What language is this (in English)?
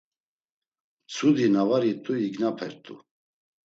Laz